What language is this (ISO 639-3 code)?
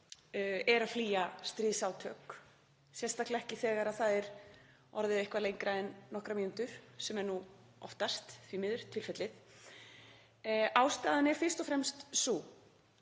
isl